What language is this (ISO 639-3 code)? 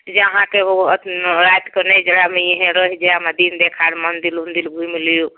mai